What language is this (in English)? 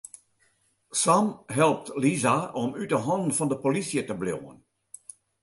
Western Frisian